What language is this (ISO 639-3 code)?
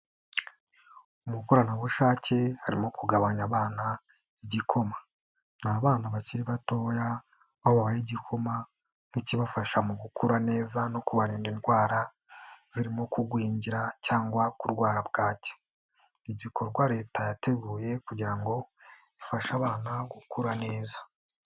kin